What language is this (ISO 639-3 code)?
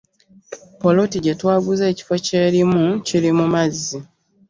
lug